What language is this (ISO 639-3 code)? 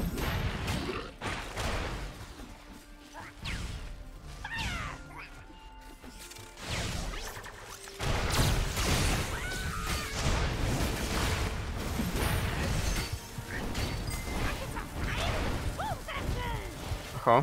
pol